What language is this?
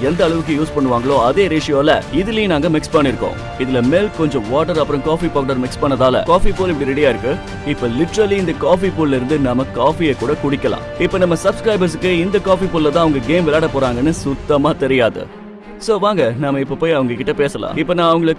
Tamil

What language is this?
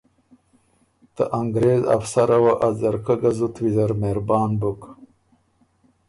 Ormuri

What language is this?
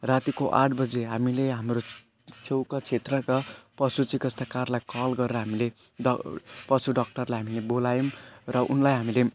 Nepali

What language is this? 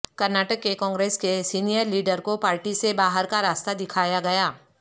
Urdu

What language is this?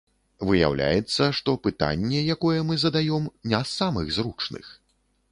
Belarusian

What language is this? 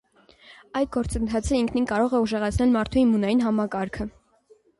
Armenian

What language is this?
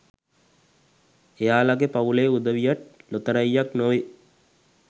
Sinhala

